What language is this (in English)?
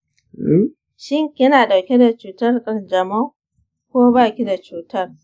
Hausa